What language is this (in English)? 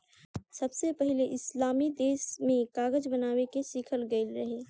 Bhojpuri